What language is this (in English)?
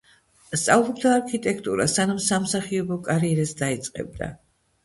Georgian